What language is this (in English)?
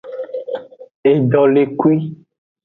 Aja (Benin)